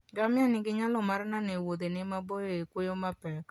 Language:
Luo (Kenya and Tanzania)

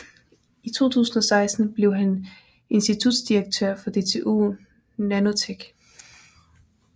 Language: Danish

